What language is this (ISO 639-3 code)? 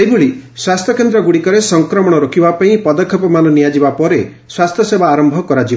ori